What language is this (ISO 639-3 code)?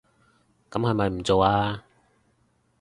yue